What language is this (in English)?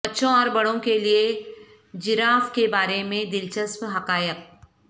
Urdu